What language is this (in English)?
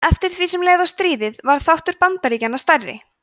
Icelandic